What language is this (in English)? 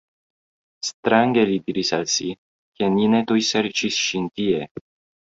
Esperanto